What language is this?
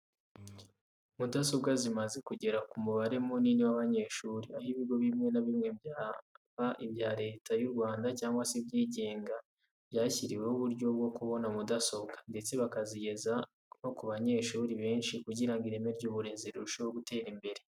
Kinyarwanda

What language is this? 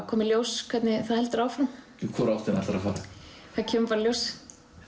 Icelandic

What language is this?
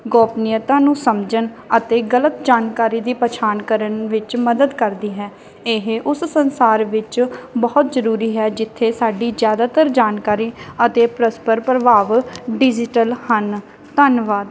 Punjabi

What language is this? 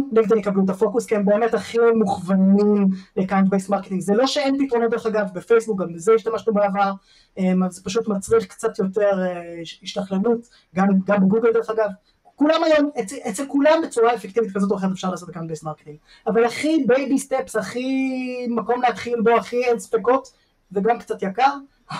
Hebrew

